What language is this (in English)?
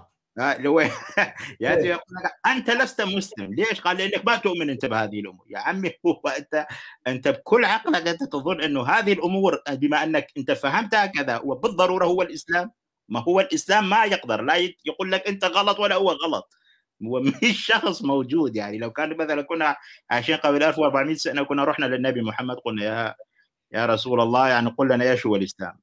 Arabic